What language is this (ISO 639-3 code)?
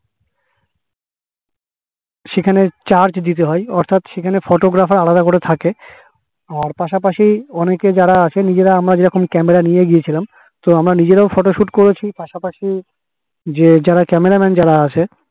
ben